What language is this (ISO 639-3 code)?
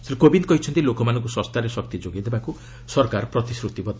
ori